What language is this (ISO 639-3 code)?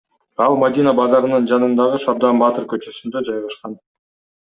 kir